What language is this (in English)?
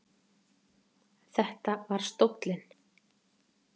Icelandic